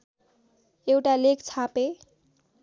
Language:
Nepali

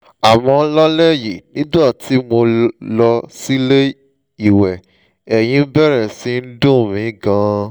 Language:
Yoruba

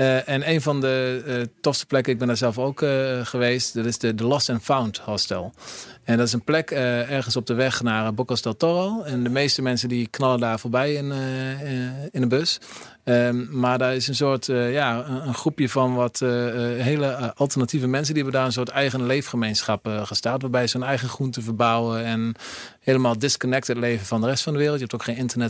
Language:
Dutch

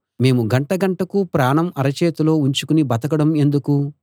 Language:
Telugu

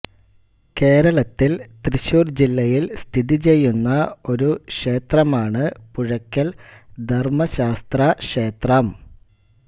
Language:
Malayalam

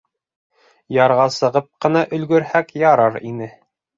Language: Bashkir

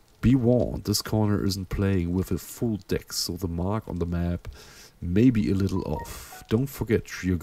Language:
German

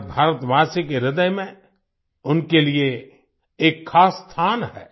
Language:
Hindi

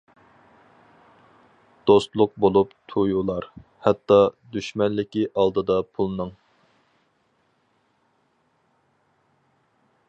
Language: Uyghur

